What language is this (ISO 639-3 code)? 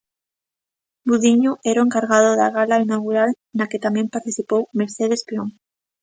glg